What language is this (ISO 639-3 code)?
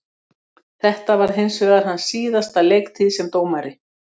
isl